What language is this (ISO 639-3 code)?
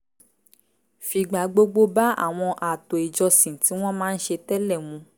yor